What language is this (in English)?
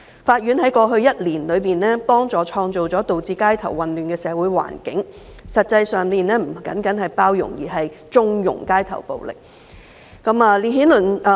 Cantonese